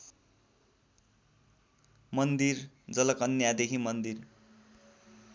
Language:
Nepali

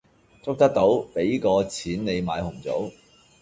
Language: Cantonese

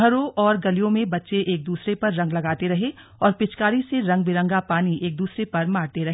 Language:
Hindi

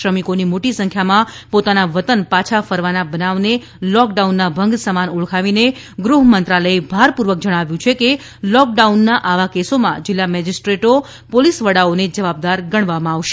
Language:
Gujarati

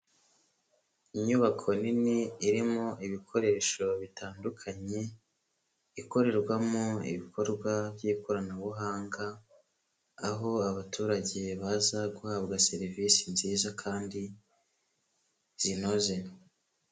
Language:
Kinyarwanda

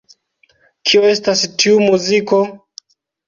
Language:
Esperanto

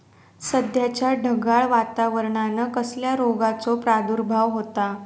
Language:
Marathi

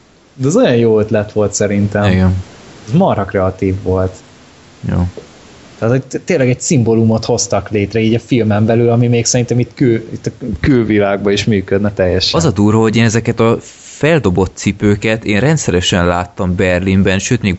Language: Hungarian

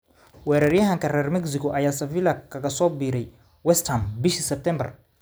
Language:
Somali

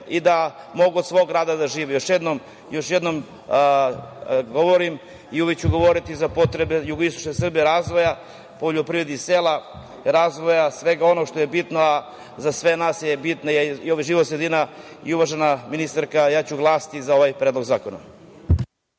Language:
Serbian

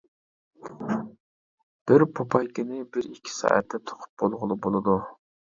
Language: Uyghur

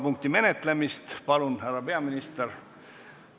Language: Estonian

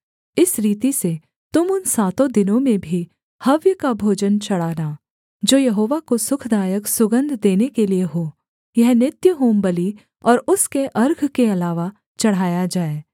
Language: Hindi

